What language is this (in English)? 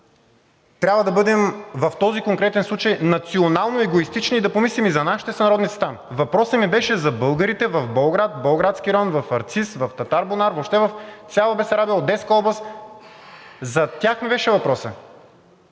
Bulgarian